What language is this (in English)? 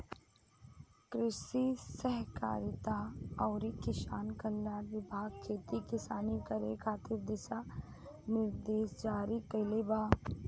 Bhojpuri